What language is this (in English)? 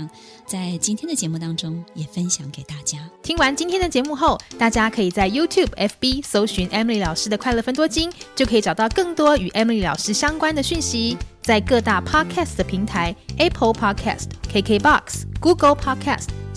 Chinese